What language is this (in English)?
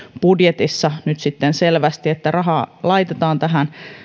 Finnish